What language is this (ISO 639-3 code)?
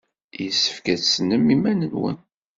kab